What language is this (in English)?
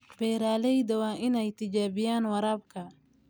Somali